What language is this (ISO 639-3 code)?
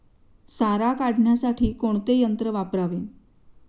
mar